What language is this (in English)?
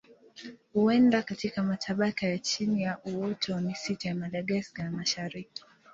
Swahili